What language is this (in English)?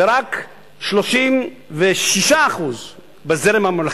Hebrew